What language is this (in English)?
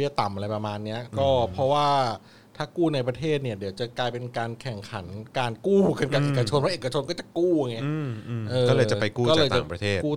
Thai